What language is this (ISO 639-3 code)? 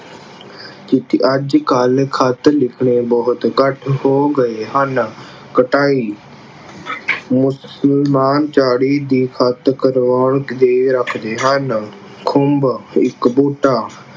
pan